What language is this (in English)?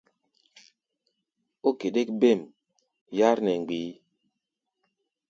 Gbaya